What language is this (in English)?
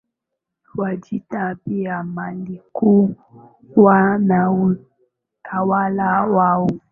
Swahili